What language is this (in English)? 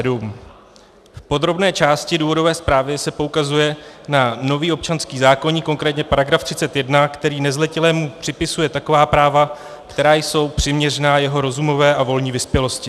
Czech